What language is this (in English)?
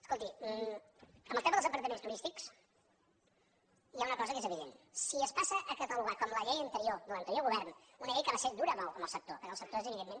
Catalan